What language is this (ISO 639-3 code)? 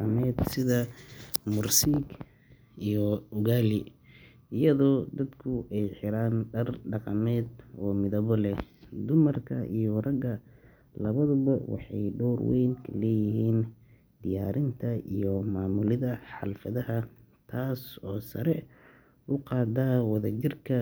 som